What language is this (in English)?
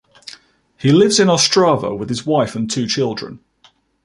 English